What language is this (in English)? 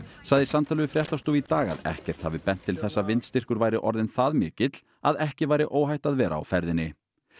Icelandic